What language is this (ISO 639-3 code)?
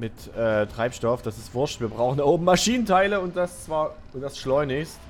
deu